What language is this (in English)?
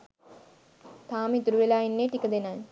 Sinhala